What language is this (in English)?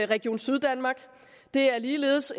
Danish